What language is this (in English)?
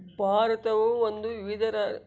Kannada